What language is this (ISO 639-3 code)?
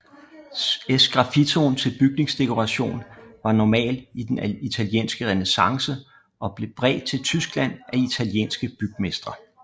dan